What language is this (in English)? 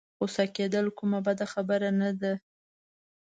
Pashto